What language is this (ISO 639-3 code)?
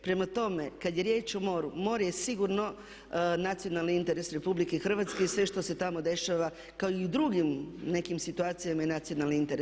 hrv